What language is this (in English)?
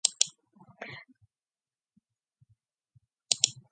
Mongolian